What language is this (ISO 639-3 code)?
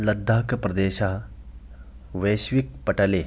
san